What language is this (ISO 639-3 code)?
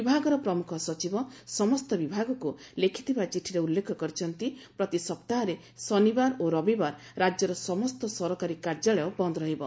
ori